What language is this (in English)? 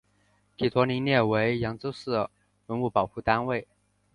Chinese